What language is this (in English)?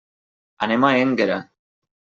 Catalan